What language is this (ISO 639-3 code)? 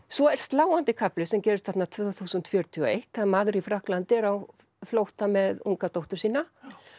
isl